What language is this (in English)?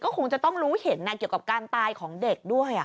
Thai